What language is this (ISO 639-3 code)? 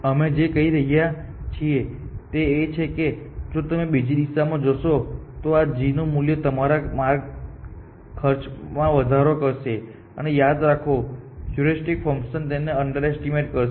guj